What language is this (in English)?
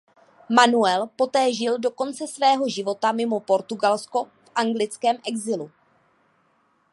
Czech